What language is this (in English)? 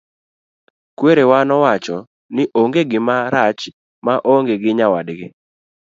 Luo (Kenya and Tanzania)